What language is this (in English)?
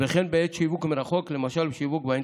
Hebrew